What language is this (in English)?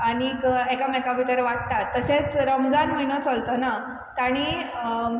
Konkani